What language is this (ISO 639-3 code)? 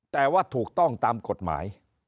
tha